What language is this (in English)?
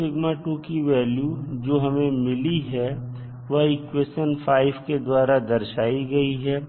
Hindi